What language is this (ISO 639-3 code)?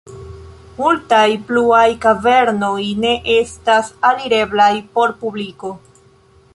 epo